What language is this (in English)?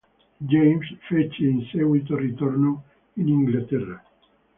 Italian